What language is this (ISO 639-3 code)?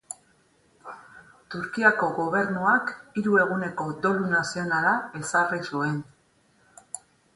eus